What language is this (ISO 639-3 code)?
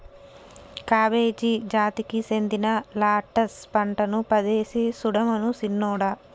tel